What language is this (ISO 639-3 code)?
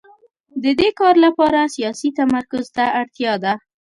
pus